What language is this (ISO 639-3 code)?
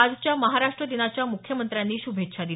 mar